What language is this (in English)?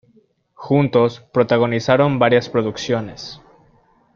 Spanish